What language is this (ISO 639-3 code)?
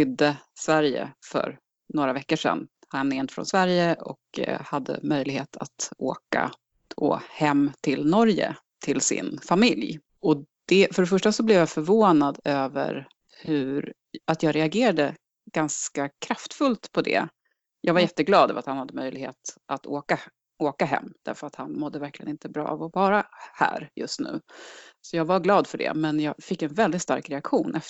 swe